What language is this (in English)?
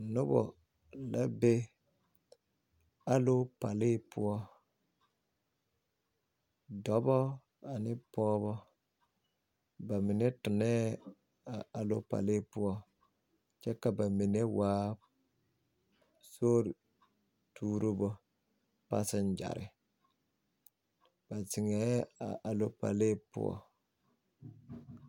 Southern Dagaare